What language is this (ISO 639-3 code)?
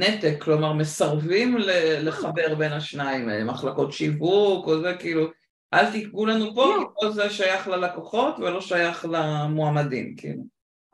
heb